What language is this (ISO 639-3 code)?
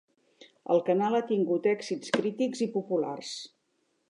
cat